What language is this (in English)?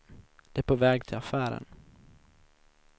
Swedish